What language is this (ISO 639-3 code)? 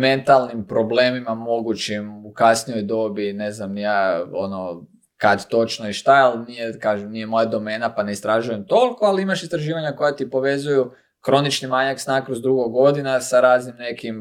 hrv